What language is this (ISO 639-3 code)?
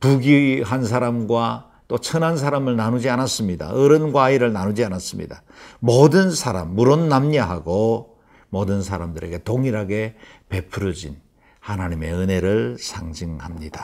kor